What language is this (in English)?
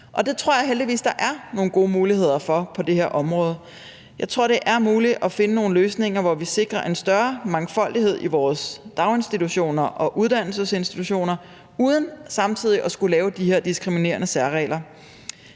Danish